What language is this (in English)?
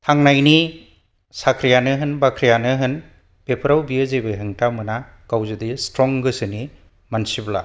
Bodo